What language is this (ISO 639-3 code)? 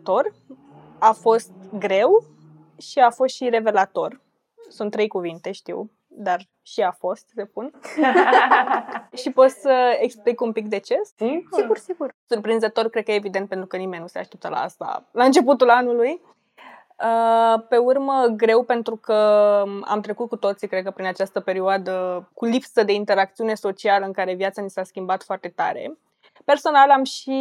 ron